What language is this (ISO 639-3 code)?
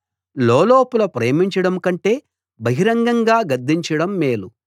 tel